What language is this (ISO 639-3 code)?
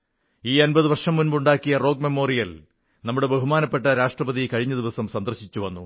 mal